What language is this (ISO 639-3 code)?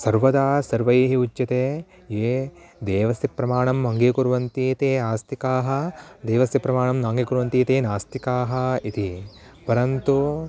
san